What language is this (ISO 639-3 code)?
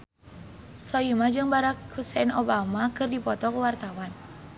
sun